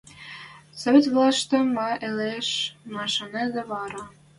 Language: Western Mari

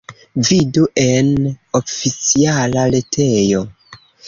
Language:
Esperanto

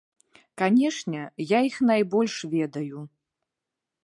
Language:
Belarusian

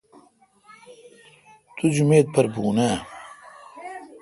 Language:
Kalkoti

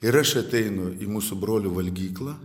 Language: Lithuanian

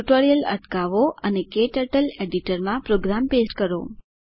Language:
Gujarati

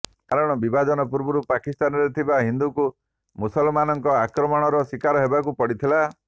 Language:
Odia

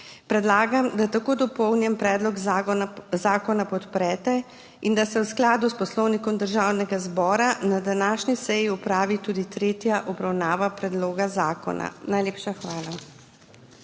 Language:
Slovenian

